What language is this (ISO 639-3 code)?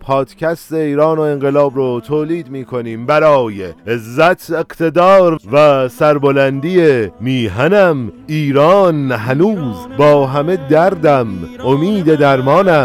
fas